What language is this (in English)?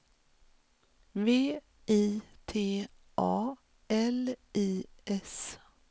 Swedish